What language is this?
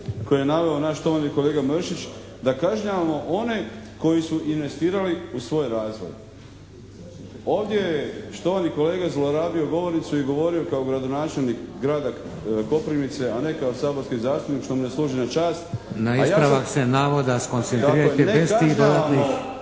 Croatian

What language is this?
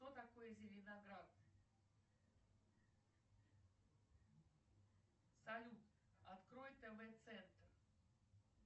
Russian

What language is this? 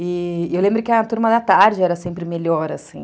Portuguese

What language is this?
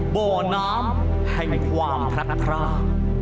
Thai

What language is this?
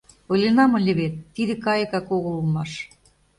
Mari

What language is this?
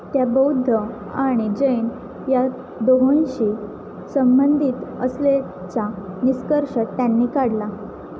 Marathi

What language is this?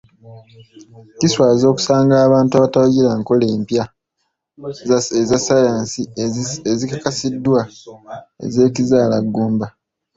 Ganda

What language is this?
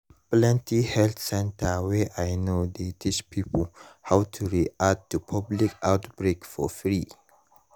Nigerian Pidgin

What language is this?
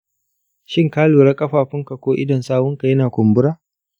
Hausa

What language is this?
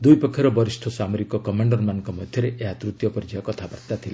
Odia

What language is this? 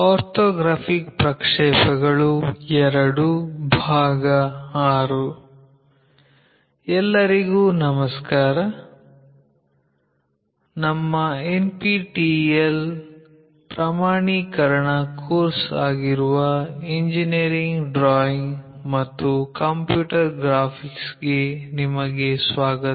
Kannada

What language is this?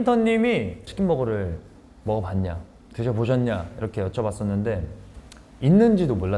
Korean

